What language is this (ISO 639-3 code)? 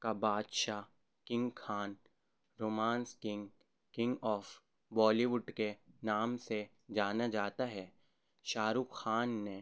urd